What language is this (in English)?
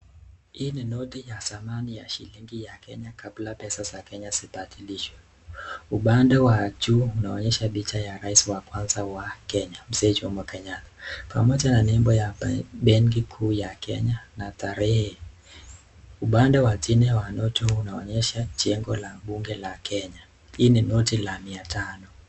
Swahili